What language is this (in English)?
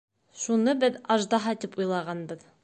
Bashkir